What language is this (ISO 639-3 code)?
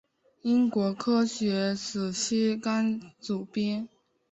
zho